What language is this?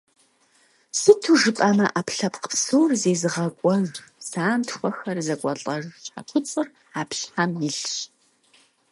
Kabardian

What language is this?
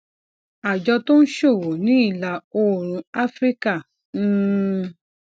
Yoruba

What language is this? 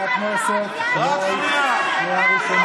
Hebrew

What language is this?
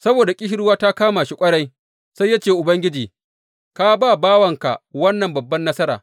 Hausa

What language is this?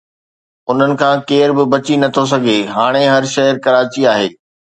Sindhi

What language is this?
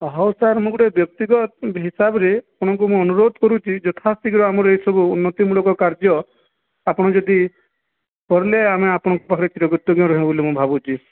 Odia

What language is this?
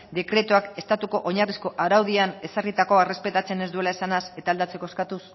Basque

